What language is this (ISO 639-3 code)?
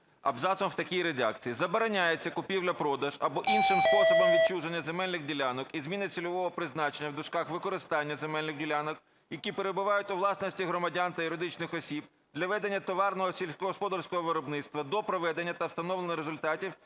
ukr